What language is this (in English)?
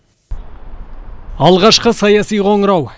Kazakh